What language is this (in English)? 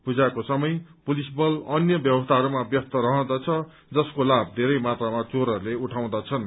Nepali